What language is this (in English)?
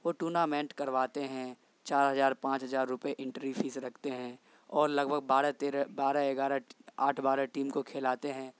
Urdu